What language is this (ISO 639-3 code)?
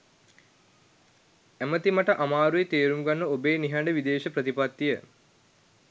sin